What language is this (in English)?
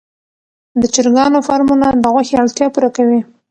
Pashto